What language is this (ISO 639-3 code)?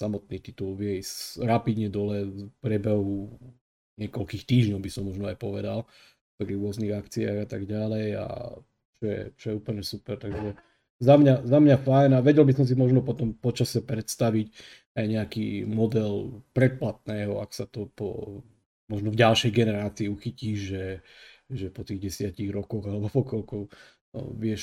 slk